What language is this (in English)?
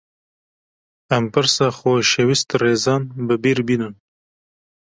Kurdish